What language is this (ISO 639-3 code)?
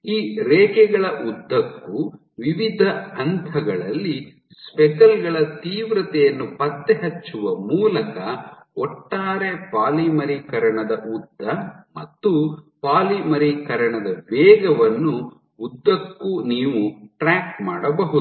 kan